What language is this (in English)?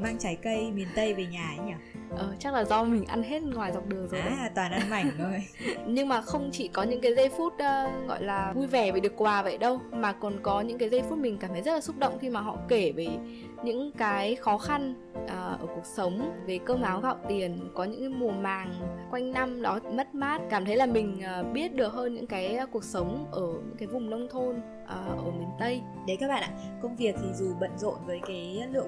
Vietnamese